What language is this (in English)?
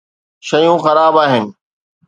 Sindhi